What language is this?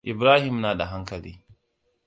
Hausa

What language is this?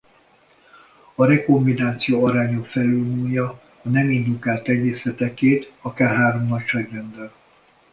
Hungarian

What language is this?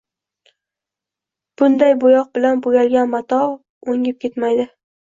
Uzbek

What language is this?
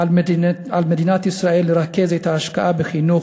Hebrew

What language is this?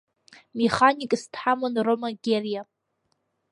Abkhazian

